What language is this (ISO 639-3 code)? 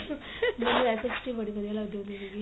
pan